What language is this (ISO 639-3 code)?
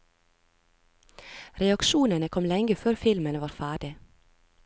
nor